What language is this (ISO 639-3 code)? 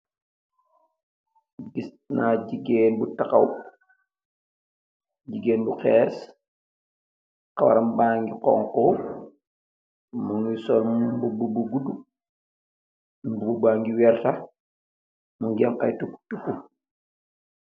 wol